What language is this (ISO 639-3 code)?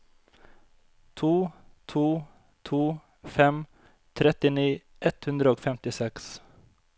nor